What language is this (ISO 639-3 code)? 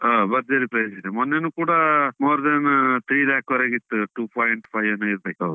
kan